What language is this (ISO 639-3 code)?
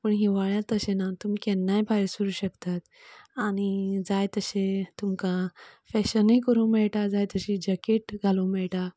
kok